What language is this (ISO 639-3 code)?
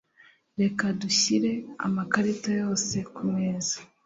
kin